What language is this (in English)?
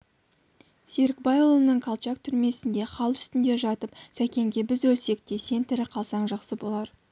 Kazakh